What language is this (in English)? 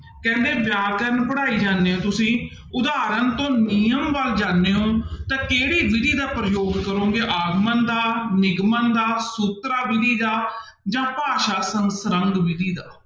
Punjabi